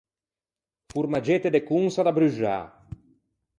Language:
Ligurian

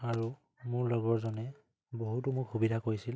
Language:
Assamese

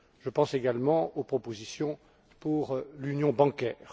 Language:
French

